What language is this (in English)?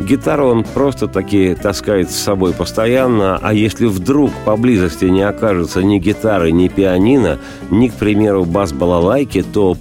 Russian